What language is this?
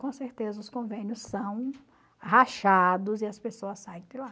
Portuguese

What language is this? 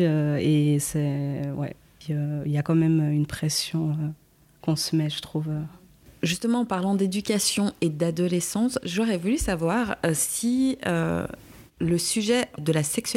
French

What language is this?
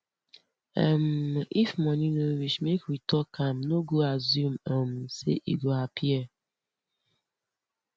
Nigerian Pidgin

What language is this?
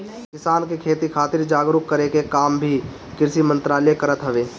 Bhojpuri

